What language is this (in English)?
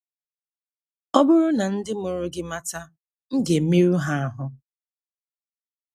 Igbo